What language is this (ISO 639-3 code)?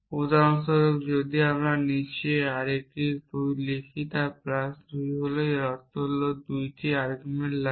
ben